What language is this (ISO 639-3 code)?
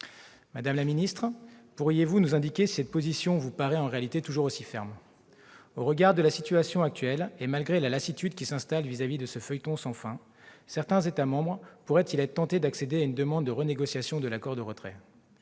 fra